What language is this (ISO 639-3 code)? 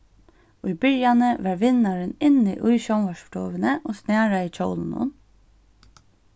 fao